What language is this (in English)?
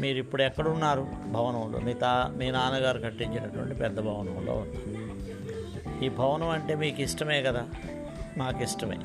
Telugu